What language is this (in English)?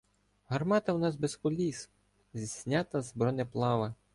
Ukrainian